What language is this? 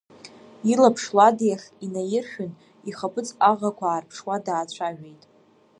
Abkhazian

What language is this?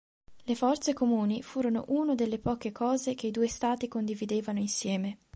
Italian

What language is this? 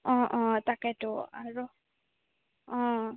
Assamese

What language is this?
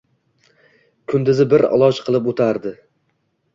Uzbek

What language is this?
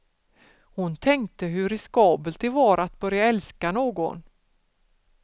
Swedish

